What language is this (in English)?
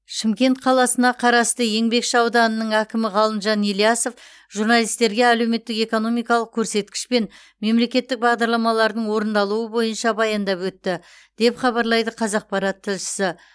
Kazakh